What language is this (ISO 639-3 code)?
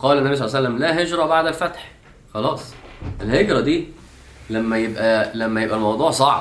ara